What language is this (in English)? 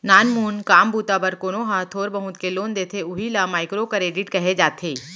Chhattisgarhi